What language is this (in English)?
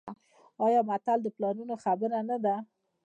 Pashto